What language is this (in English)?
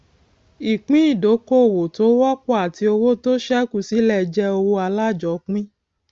Yoruba